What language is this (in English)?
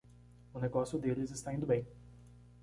Portuguese